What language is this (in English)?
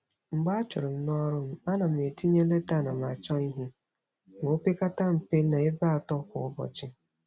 Igbo